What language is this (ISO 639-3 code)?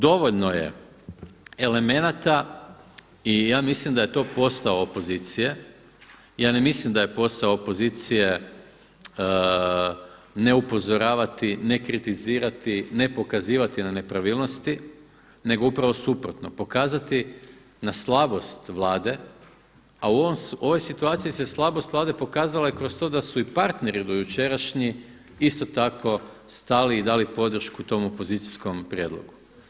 hrv